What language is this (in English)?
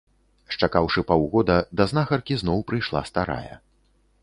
Belarusian